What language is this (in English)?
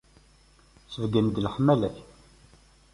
Kabyle